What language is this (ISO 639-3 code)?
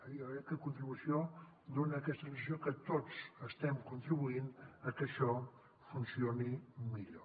cat